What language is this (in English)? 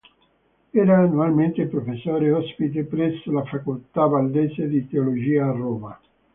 Italian